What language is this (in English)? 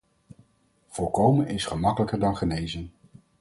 Dutch